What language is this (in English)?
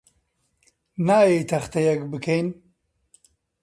Central Kurdish